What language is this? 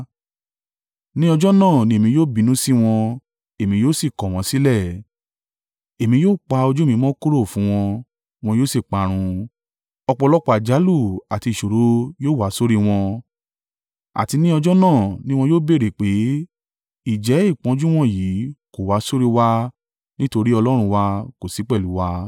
Yoruba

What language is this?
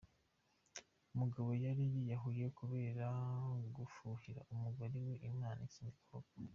Kinyarwanda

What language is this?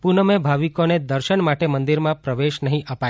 Gujarati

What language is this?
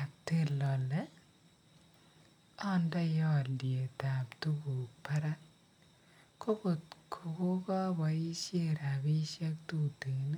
Kalenjin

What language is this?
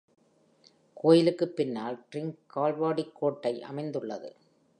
Tamil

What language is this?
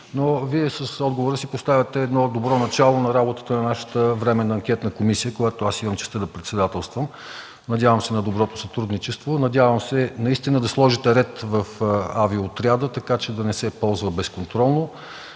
Bulgarian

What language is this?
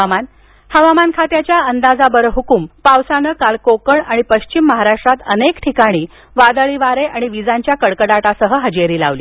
Marathi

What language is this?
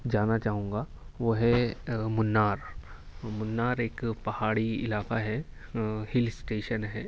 Urdu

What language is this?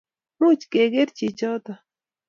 Kalenjin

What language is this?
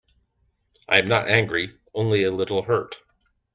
English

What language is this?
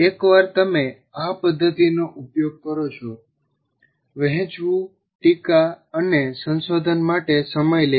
Gujarati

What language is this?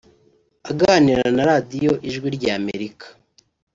Kinyarwanda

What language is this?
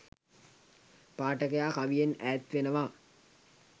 Sinhala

